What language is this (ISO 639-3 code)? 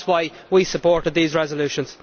eng